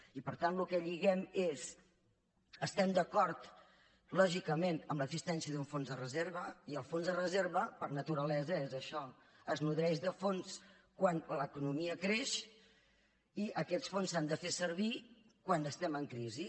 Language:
Catalan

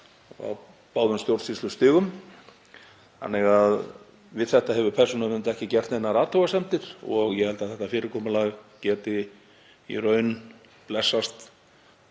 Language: Icelandic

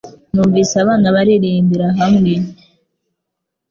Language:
Kinyarwanda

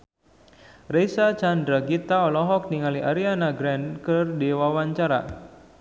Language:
Sundanese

